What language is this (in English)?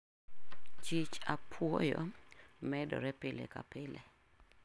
Luo (Kenya and Tanzania)